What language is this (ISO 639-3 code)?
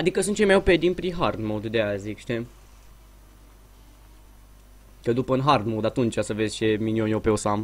ron